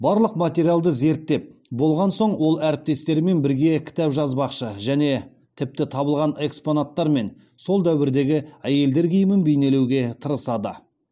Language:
Kazakh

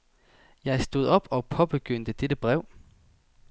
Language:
Danish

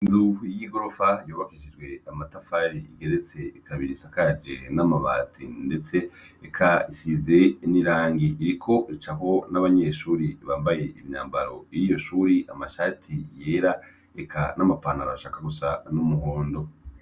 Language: Rundi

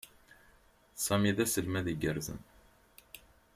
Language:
Kabyle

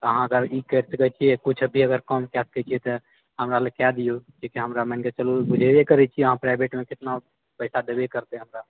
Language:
Maithili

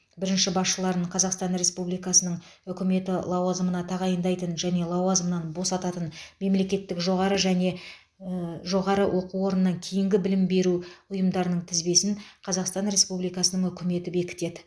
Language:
Kazakh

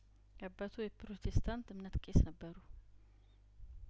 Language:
Amharic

